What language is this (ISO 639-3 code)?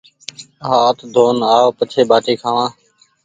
gig